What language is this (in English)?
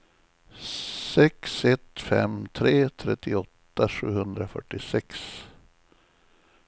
Swedish